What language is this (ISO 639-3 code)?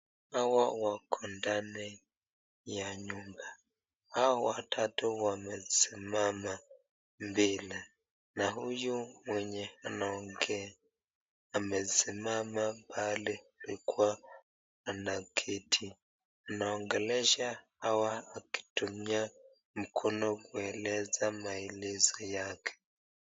swa